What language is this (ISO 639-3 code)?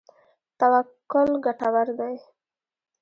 pus